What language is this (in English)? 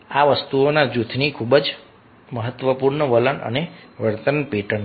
Gujarati